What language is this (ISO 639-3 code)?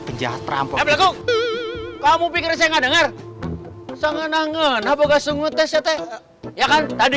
ind